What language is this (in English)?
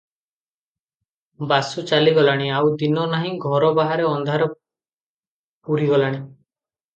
Odia